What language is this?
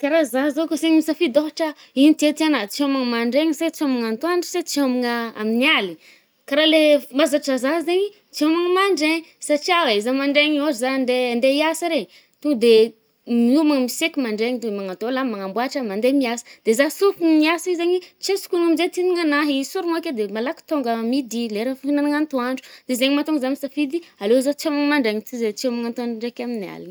Northern Betsimisaraka Malagasy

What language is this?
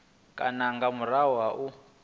Venda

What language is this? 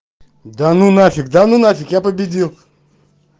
Russian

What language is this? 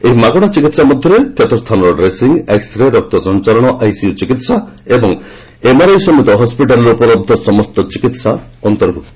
Odia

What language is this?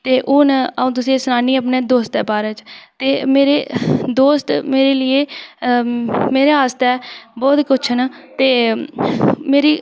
Dogri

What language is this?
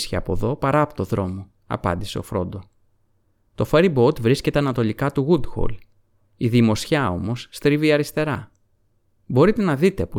Greek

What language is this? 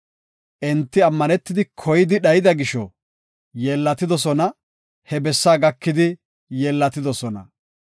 Gofa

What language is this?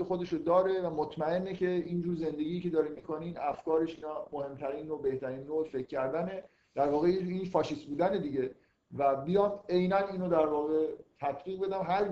Persian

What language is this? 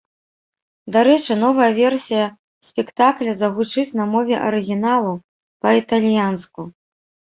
Belarusian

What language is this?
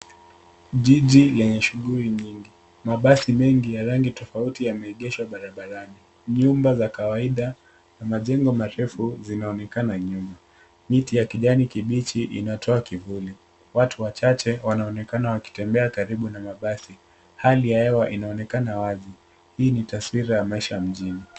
Swahili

